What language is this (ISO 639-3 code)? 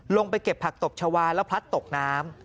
tha